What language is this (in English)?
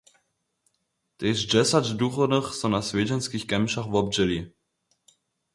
Upper Sorbian